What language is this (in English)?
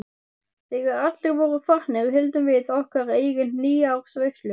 Icelandic